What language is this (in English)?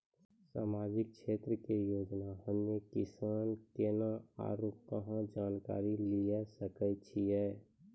Maithili